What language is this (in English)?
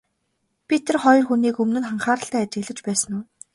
Mongolian